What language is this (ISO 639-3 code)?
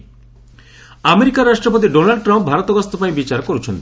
ori